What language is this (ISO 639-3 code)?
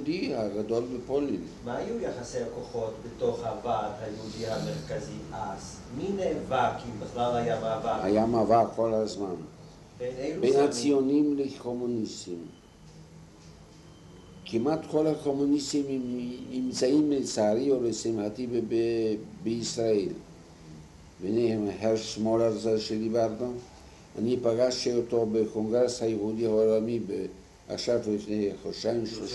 heb